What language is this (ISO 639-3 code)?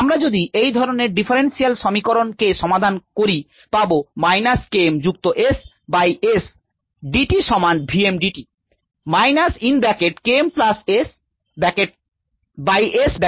ben